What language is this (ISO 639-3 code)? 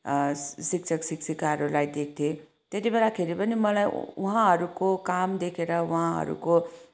nep